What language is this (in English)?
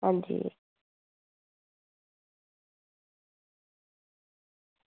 Dogri